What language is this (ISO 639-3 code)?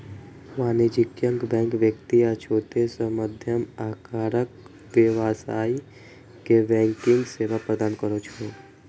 mai